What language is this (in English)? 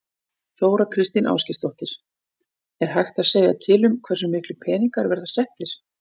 Icelandic